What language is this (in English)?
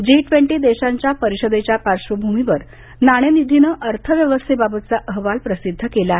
Marathi